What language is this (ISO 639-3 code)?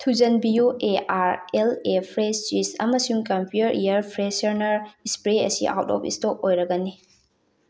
mni